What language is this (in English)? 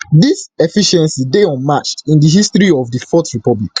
Nigerian Pidgin